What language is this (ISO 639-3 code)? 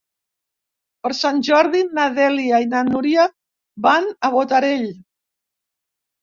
cat